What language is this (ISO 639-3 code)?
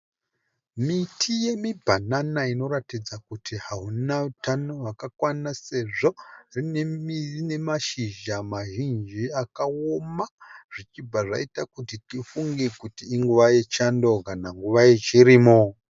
sna